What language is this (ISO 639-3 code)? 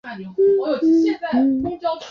zho